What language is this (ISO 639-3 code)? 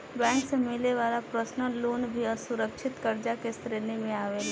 bho